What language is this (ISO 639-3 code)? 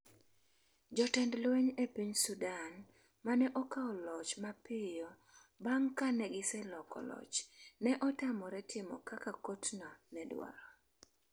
luo